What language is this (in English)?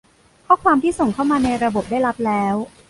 Thai